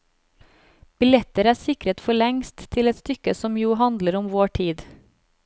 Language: Norwegian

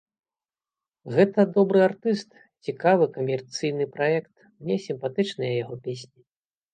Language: Belarusian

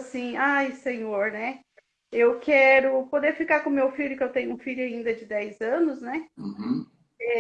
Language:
Portuguese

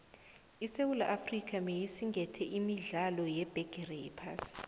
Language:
South Ndebele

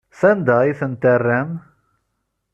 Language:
Kabyle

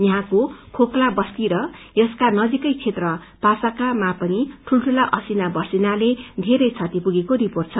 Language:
Nepali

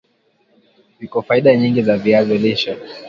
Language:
Swahili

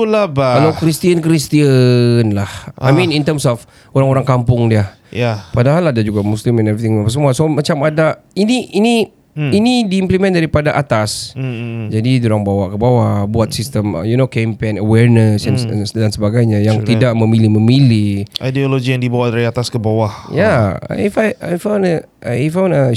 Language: Malay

